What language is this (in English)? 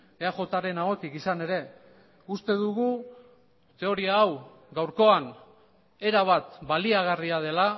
Basque